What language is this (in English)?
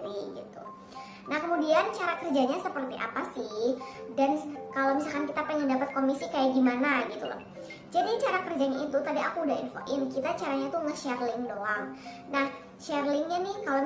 Indonesian